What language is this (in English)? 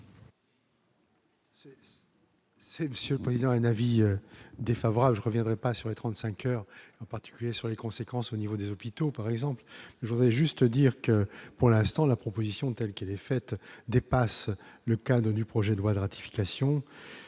French